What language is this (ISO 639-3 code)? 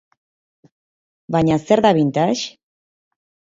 eus